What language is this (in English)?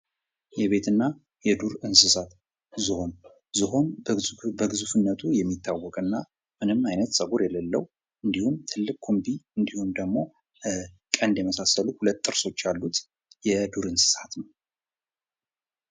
Amharic